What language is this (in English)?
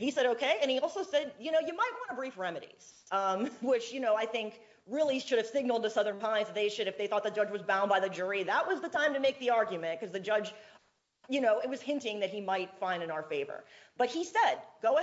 English